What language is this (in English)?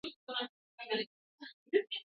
Swahili